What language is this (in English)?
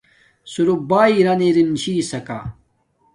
Domaaki